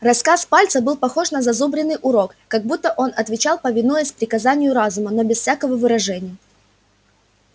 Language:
Russian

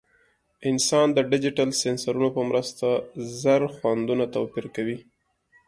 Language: Pashto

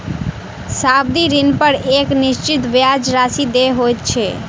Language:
Maithili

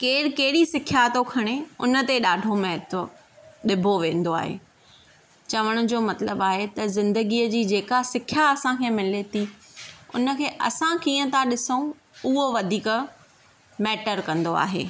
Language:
Sindhi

